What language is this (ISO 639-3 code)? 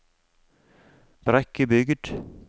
nor